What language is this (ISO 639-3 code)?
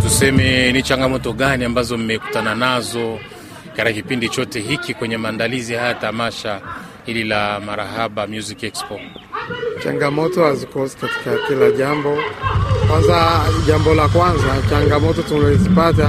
swa